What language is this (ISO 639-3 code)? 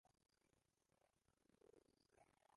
kin